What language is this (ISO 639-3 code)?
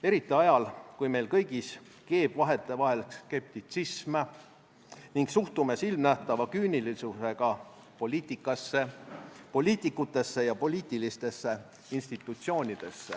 est